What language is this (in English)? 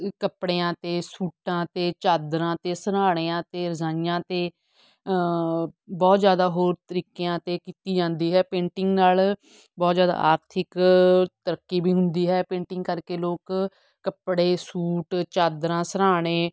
Punjabi